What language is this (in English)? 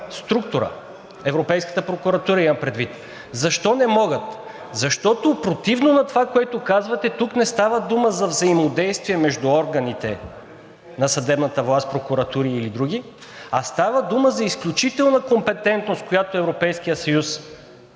Bulgarian